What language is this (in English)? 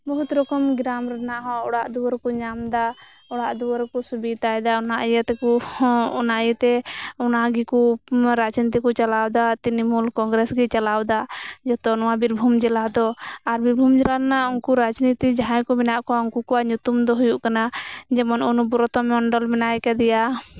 Santali